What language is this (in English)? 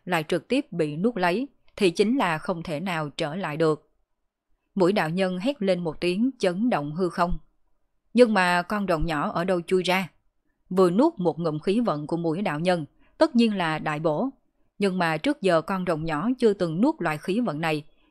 Vietnamese